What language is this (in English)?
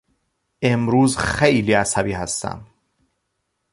Persian